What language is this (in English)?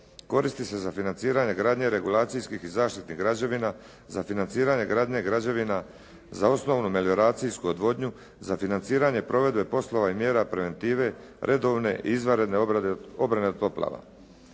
Croatian